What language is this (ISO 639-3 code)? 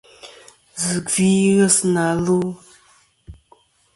bkm